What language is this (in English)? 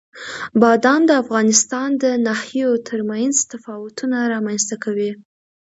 Pashto